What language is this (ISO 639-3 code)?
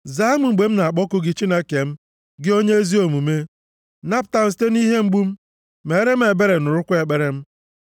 ibo